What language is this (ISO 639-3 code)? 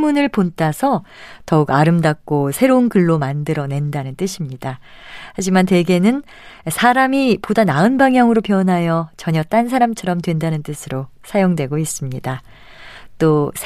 kor